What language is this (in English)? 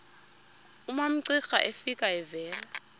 Xhosa